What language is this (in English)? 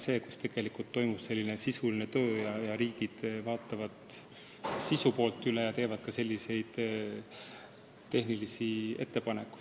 Estonian